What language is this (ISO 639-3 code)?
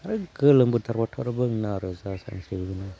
brx